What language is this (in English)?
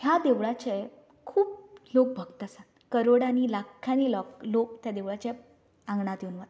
Konkani